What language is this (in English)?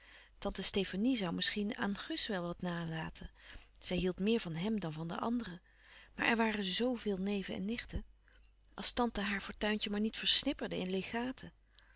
Dutch